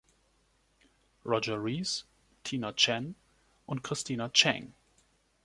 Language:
German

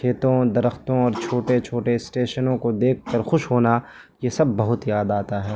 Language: Urdu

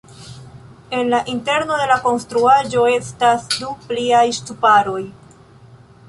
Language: Esperanto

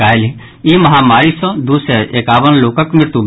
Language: Maithili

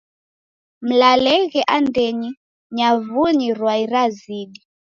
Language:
Taita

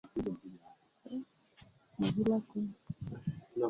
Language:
Swahili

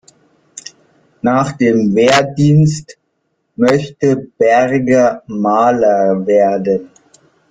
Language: German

